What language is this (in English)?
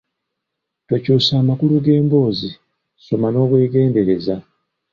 Ganda